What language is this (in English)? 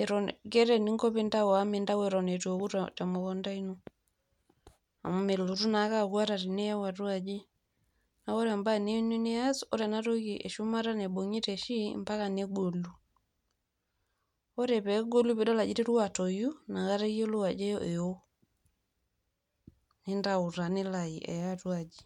Masai